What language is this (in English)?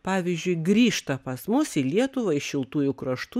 Lithuanian